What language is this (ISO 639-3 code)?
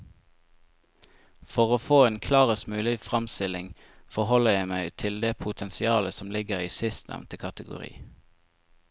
nor